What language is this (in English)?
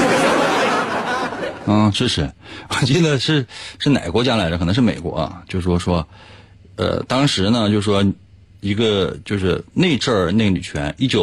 Chinese